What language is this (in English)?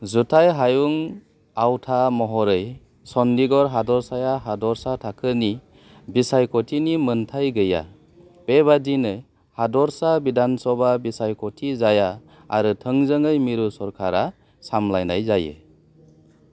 Bodo